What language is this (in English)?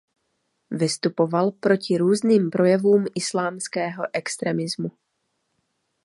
Czech